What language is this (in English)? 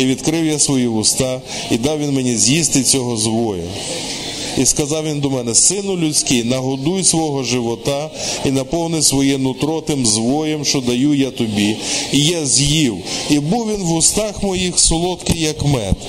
Ukrainian